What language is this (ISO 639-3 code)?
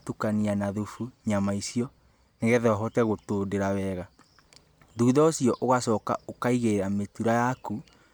kik